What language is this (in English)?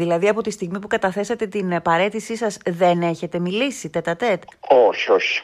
Greek